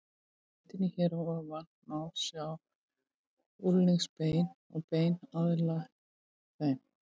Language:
Icelandic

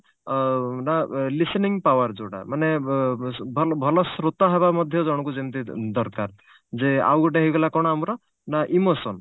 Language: Odia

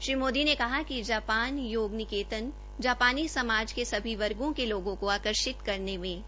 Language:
Hindi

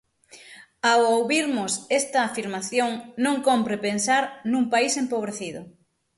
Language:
Galician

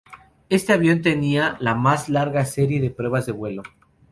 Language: Spanish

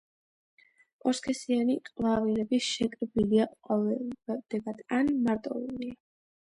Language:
Georgian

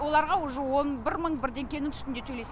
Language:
Kazakh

